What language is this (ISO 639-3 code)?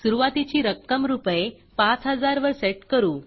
mar